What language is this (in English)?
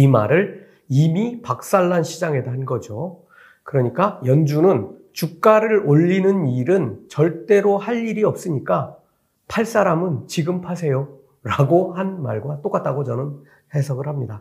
Korean